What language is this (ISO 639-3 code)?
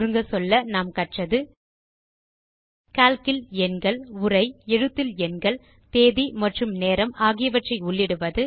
tam